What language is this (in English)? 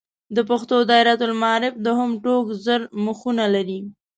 Pashto